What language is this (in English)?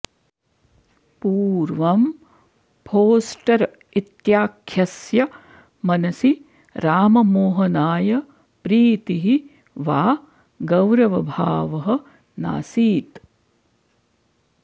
Sanskrit